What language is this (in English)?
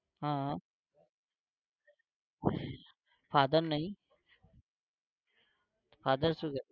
Gujarati